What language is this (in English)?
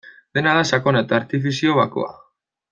Basque